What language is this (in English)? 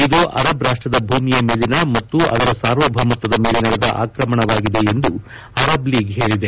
Kannada